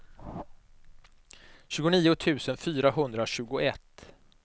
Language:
Swedish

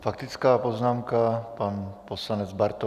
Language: Czech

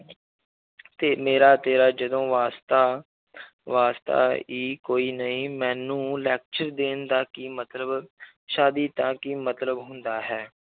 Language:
Punjabi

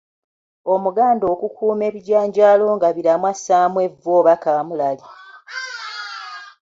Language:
Ganda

